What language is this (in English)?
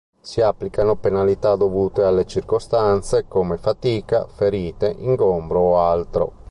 Italian